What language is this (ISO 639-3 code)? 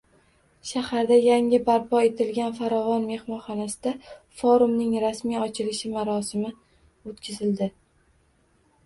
uzb